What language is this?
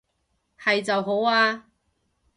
Cantonese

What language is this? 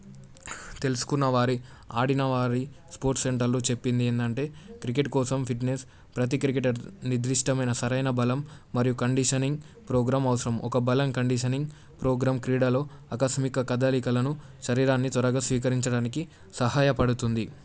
Telugu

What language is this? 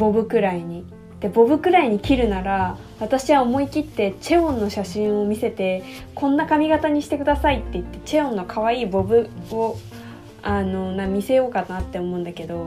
Japanese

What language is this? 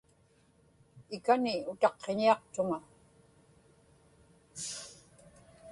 Inupiaq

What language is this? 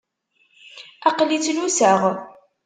Kabyle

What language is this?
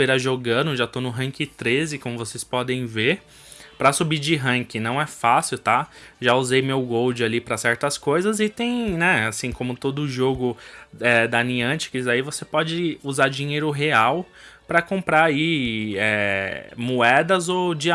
Portuguese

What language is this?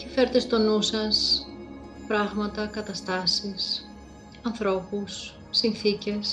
Greek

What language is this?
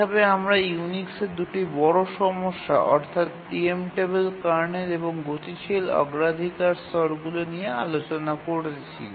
Bangla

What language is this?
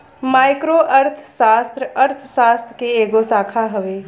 Bhojpuri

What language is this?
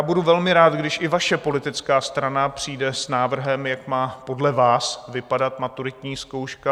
Czech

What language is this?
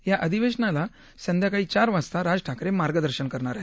Marathi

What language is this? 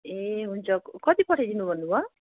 Nepali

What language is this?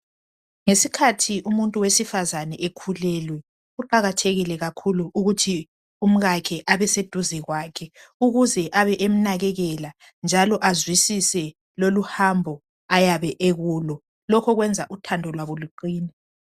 North Ndebele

